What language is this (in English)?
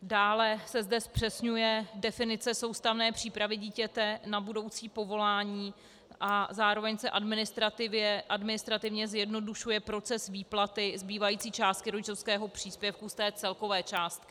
Czech